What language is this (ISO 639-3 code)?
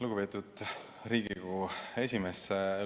est